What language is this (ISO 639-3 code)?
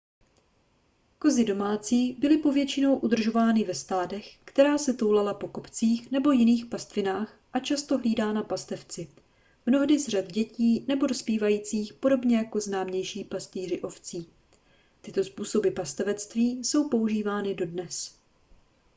ces